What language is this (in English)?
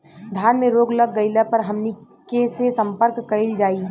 Bhojpuri